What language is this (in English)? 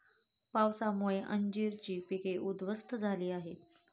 Marathi